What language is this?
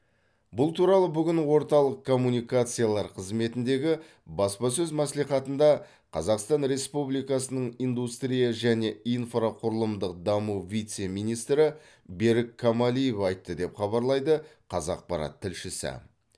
Kazakh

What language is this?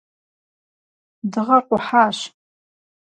Kabardian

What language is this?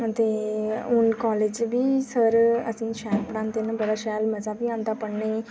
Dogri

